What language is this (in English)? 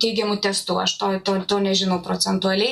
Lithuanian